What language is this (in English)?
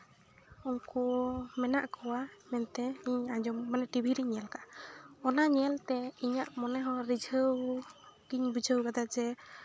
Santali